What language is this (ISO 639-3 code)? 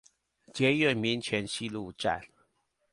zho